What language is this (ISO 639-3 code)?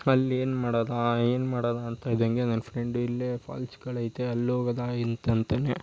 kan